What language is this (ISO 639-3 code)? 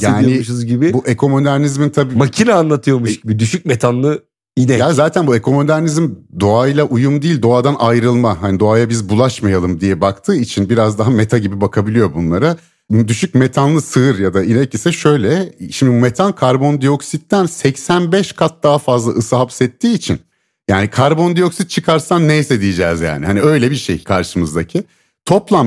tur